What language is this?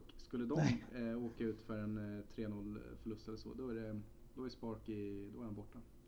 Swedish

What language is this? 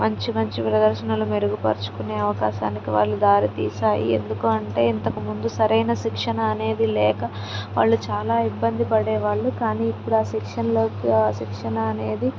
Telugu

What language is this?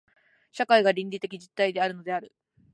Japanese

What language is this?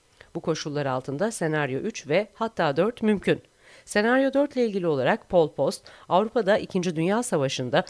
Turkish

